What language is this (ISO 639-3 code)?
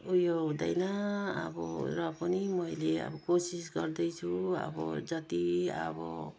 nep